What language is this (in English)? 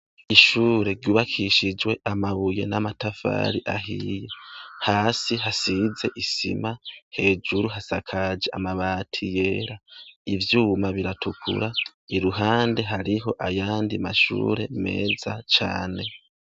Rundi